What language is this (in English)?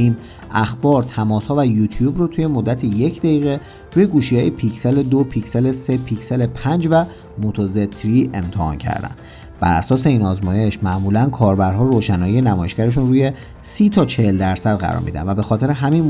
Persian